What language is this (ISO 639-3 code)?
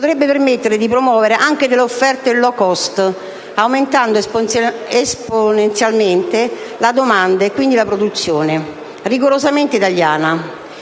ita